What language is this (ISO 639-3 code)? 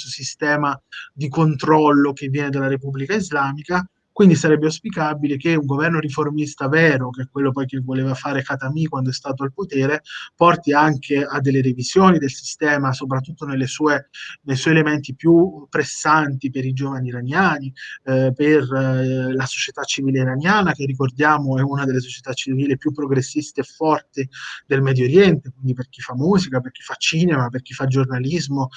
ita